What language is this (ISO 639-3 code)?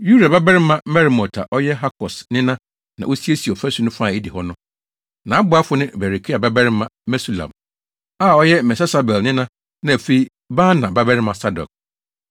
aka